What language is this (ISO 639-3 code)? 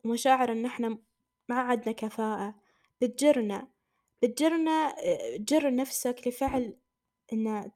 ara